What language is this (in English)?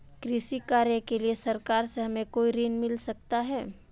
Hindi